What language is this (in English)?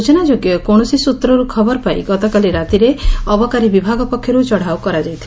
Odia